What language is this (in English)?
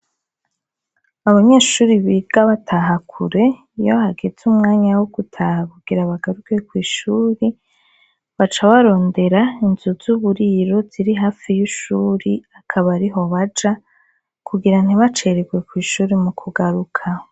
Rundi